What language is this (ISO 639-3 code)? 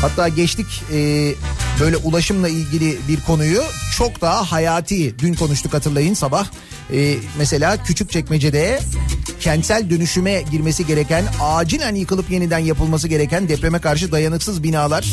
tur